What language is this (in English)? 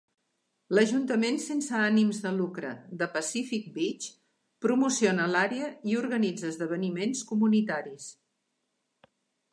Catalan